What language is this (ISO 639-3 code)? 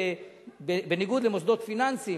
heb